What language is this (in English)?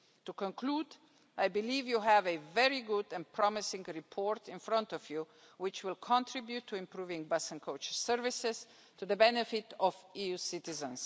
English